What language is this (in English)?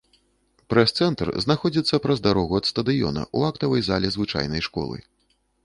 Belarusian